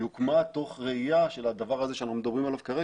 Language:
Hebrew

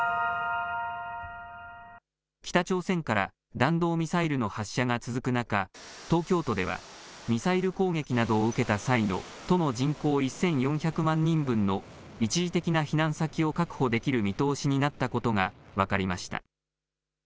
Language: Japanese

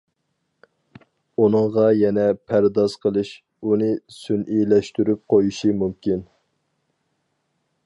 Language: Uyghur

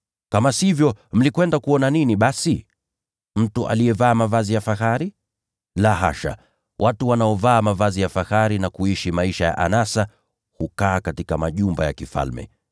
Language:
Swahili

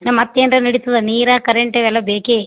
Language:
Kannada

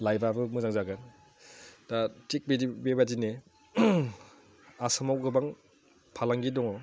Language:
Bodo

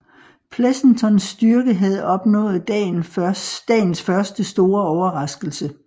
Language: Danish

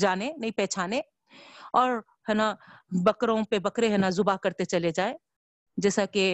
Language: Urdu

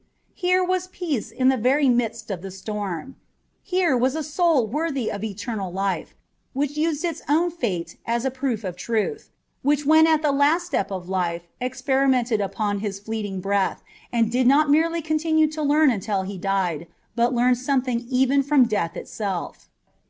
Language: English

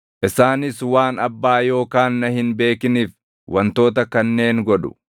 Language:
Oromo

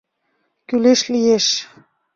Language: Mari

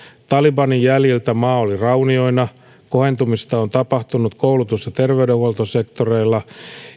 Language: Finnish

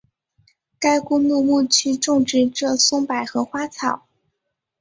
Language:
Chinese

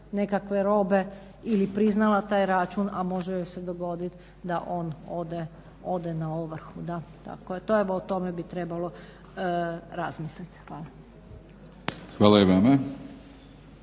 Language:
Croatian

